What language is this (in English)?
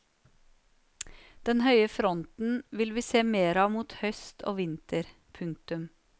Norwegian